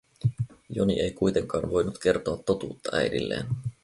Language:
Finnish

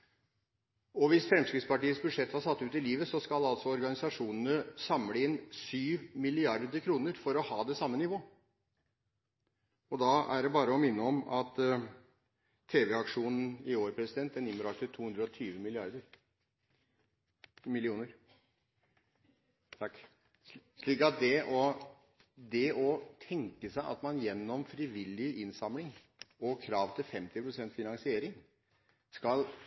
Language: Norwegian Bokmål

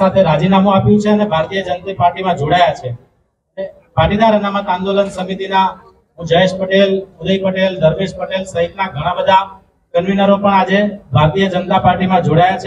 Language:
Hindi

